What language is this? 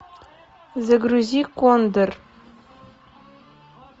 Russian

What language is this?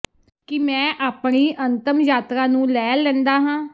Punjabi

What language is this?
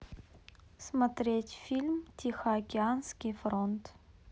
Russian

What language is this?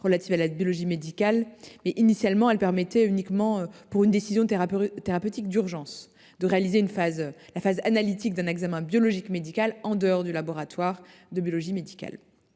French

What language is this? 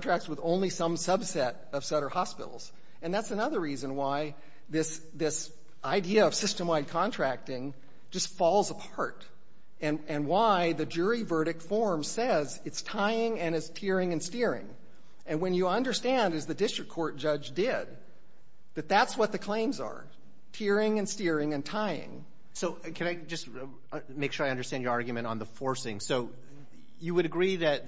English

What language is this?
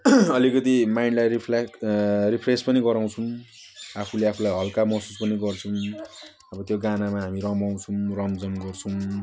Nepali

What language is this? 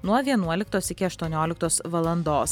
Lithuanian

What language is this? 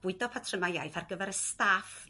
Welsh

